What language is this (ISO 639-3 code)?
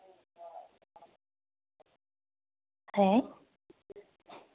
sat